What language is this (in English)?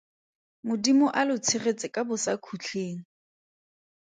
Tswana